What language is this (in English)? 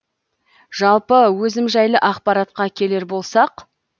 Kazakh